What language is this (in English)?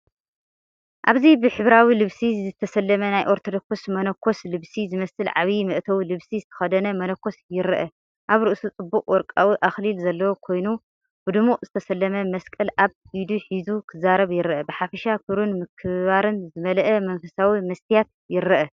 Tigrinya